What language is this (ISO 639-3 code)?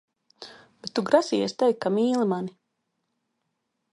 lav